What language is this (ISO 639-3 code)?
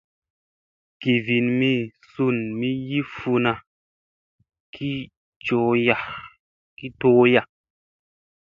mse